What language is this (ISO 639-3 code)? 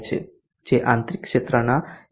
guj